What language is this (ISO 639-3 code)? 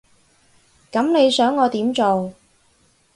yue